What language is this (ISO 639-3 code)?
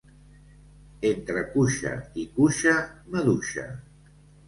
cat